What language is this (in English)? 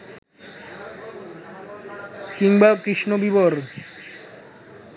Bangla